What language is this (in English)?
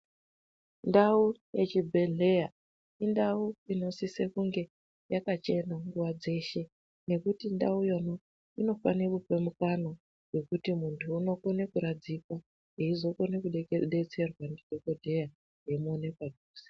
Ndau